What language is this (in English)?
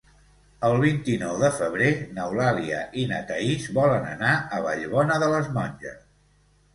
Catalan